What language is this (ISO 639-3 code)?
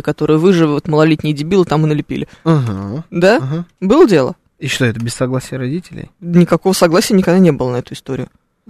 rus